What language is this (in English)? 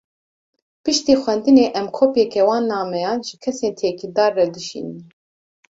Kurdish